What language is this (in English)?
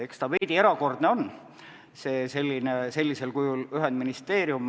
Estonian